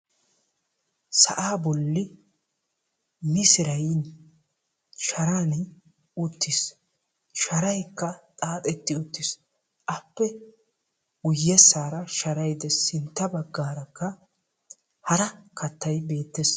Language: Wolaytta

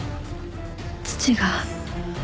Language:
Japanese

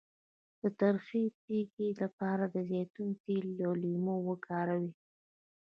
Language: Pashto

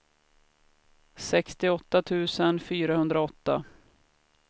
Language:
Swedish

